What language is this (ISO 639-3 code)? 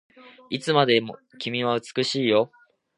jpn